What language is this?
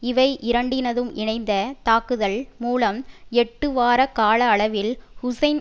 Tamil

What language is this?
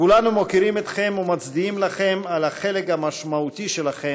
Hebrew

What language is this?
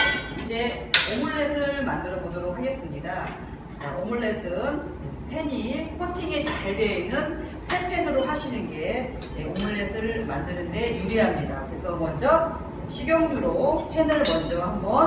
Korean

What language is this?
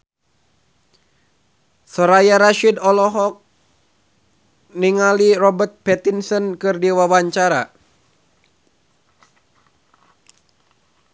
Sundanese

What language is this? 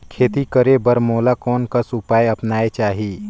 Chhattisgarhi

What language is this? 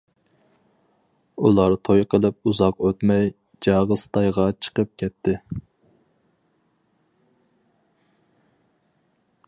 Uyghur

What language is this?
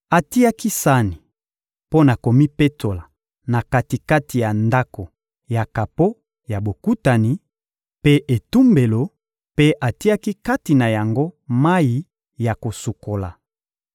Lingala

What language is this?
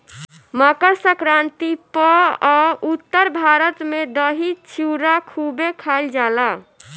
Bhojpuri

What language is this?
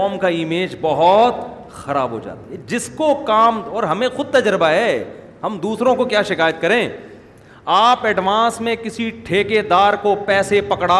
Urdu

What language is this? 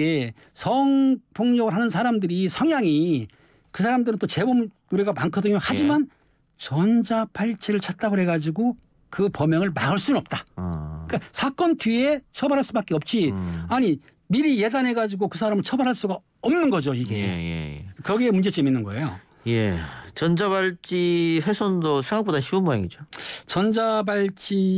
Korean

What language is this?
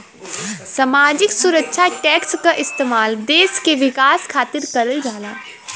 Bhojpuri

